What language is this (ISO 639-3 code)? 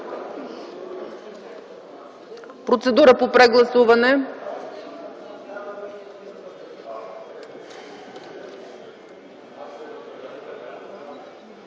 bul